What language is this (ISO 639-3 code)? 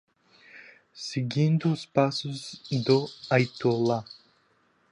por